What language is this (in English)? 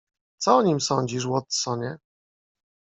Polish